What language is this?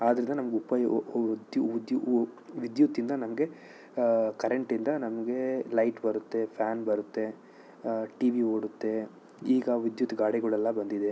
Kannada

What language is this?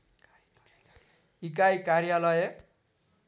Nepali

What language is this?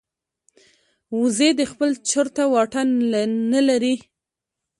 Pashto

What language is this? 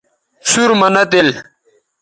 Bateri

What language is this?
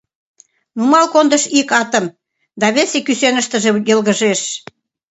Mari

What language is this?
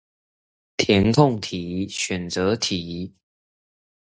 Chinese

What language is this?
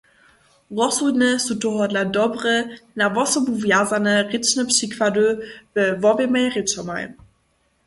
Upper Sorbian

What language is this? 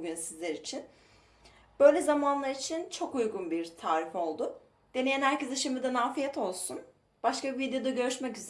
Turkish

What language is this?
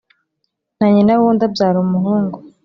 Kinyarwanda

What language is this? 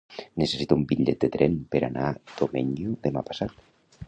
Catalan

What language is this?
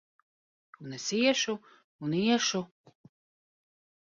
Latvian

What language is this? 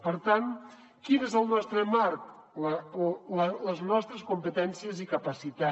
Catalan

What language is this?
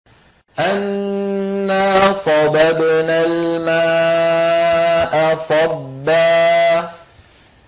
Arabic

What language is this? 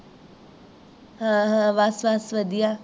Punjabi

